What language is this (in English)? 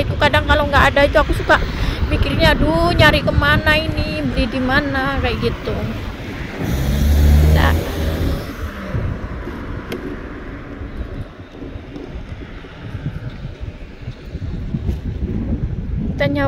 Indonesian